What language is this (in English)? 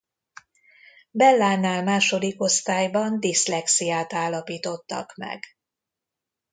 Hungarian